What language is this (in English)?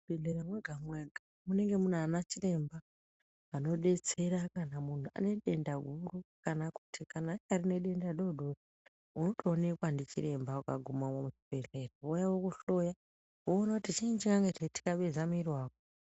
Ndau